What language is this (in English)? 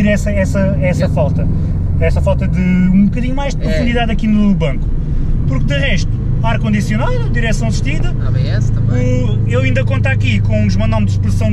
Portuguese